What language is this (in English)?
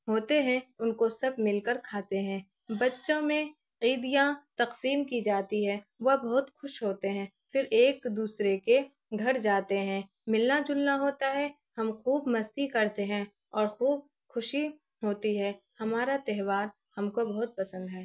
Urdu